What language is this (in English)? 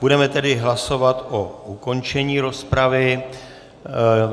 Czech